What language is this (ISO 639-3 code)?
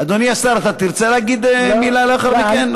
heb